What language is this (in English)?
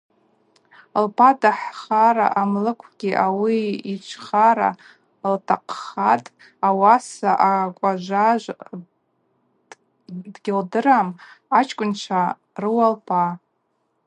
Abaza